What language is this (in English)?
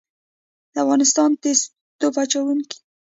Pashto